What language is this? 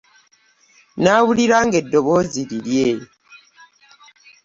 Ganda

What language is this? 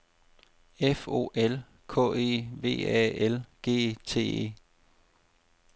Danish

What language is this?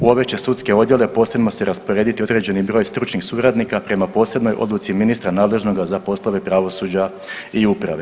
Croatian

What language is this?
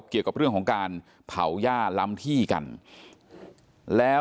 Thai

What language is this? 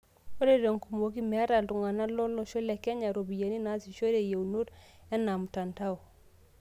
Masai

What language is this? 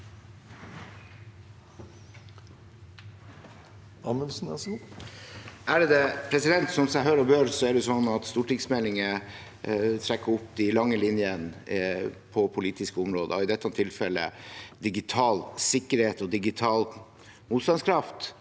Norwegian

